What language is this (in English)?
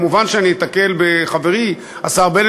Hebrew